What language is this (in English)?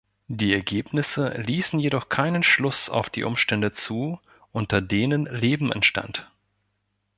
German